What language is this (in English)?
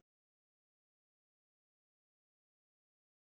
Kikuyu